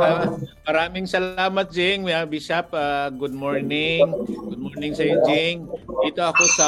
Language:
Filipino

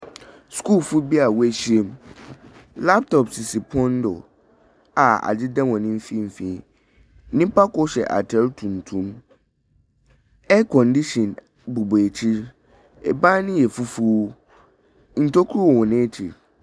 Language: Akan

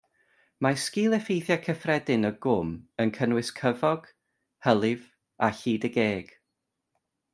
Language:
Welsh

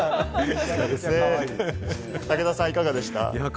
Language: Japanese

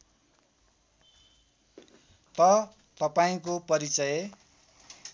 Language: Nepali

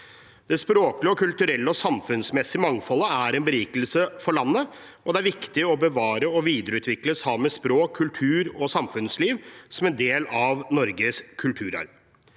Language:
Norwegian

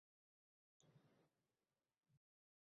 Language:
Uzbek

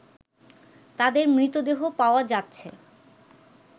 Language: Bangla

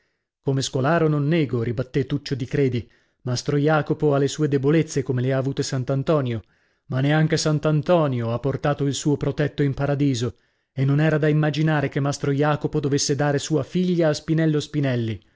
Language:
Italian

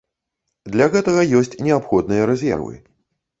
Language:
Belarusian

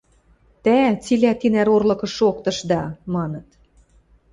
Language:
Western Mari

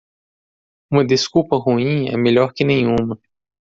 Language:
Portuguese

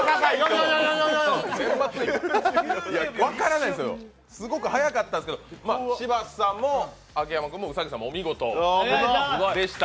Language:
Japanese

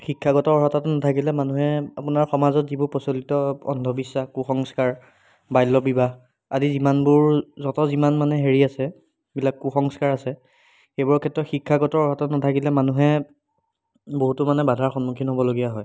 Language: Assamese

